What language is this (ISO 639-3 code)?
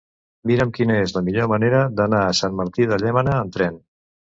cat